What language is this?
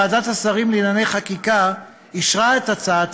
Hebrew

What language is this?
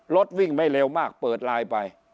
Thai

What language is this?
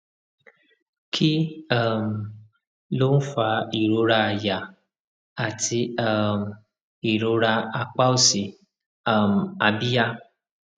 Yoruba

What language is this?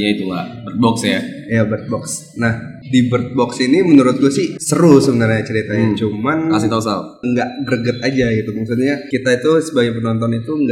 Indonesian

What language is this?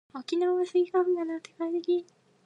Japanese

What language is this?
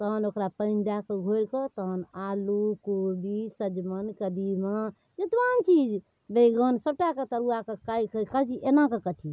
Maithili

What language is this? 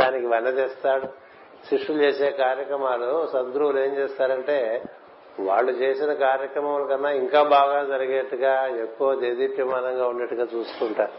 Telugu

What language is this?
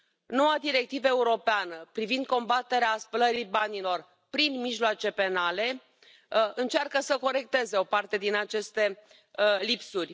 Romanian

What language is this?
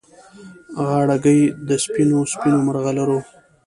Pashto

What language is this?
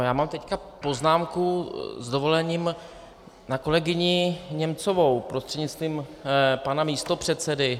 Czech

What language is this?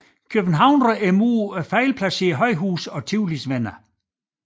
Danish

